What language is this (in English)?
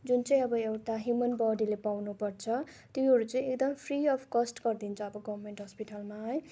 Nepali